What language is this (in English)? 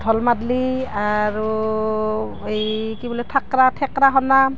Assamese